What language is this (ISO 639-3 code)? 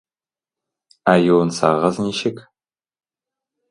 tat